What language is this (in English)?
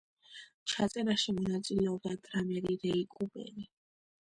Georgian